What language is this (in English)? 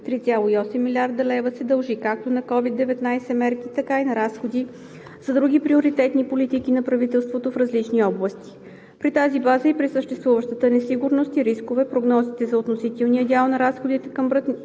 Bulgarian